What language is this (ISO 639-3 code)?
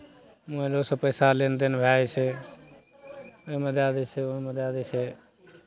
mai